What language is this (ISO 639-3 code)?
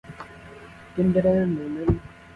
ckb